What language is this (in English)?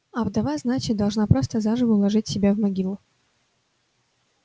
Russian